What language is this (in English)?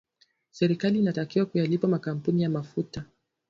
Swahili